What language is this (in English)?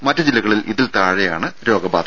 Malayalam